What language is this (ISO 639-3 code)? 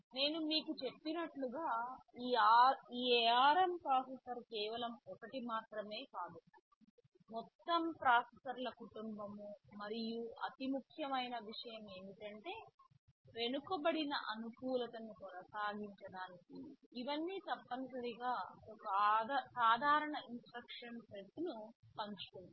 tel